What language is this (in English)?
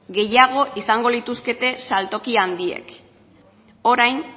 Basque